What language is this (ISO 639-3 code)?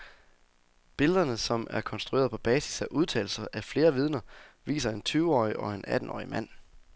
dan